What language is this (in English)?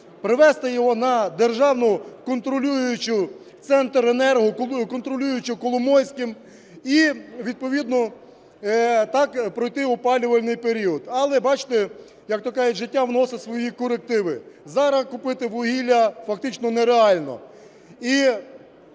Ukrainian